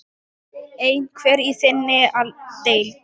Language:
Icelandic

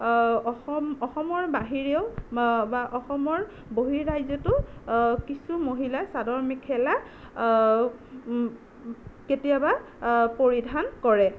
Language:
Assamese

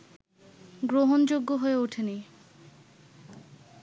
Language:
Bangla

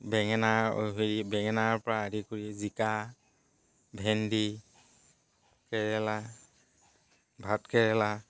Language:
Assamese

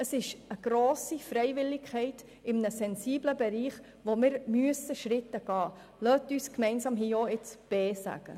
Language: Swiss German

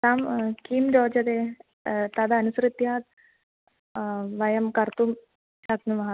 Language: Sanskrit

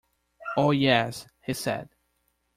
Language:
English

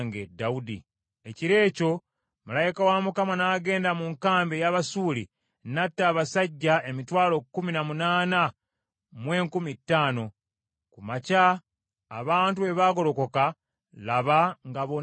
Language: Ganda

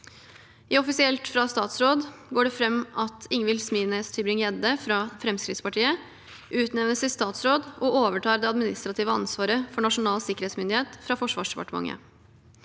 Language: Norwegian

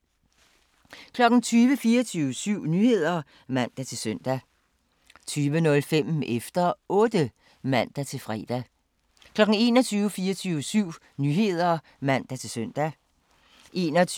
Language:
Danish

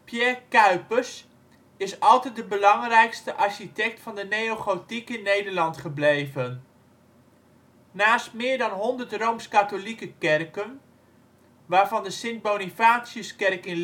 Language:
Dutch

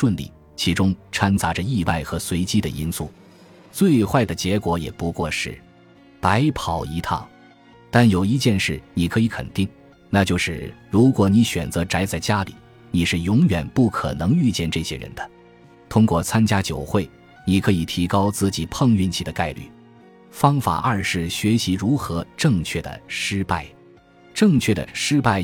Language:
Chinese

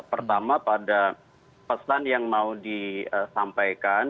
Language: Indonesian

